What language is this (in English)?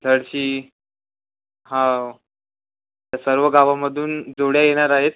Marathi